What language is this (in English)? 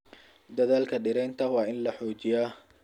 Somali